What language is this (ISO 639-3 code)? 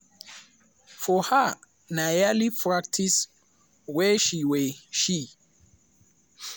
pcm